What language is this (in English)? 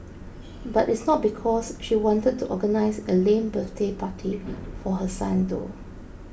English